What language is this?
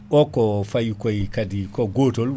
Fula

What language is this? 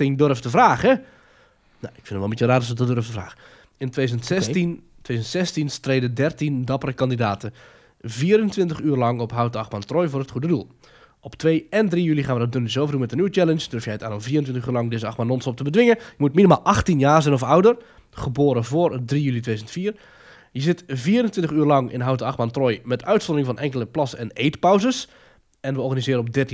Dutch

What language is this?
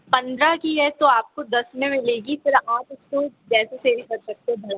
Hindi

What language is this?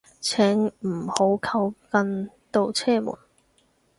Cantonese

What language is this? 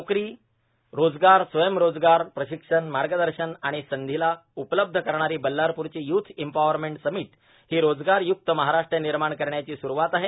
Marathi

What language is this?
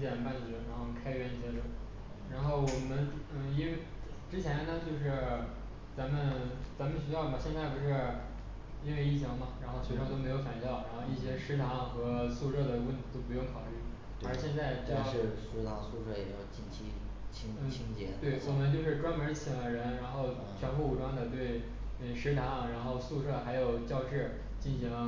Chinese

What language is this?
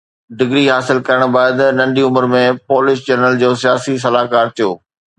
Sindhi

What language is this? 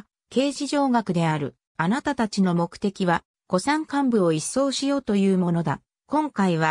Japanese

